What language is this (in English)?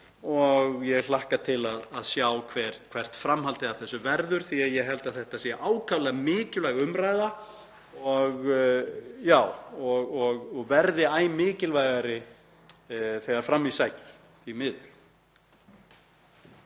Icelandic